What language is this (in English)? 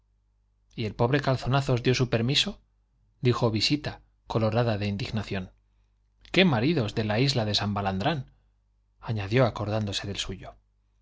Spanish